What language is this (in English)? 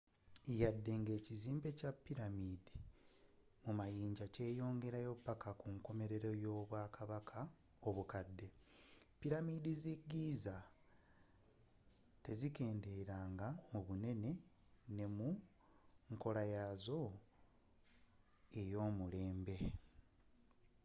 Ganda